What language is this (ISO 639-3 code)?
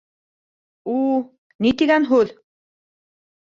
bak